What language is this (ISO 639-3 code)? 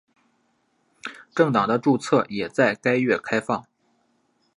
zho